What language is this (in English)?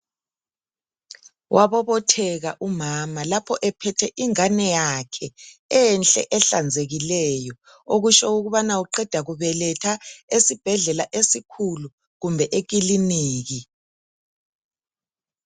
North Ndebele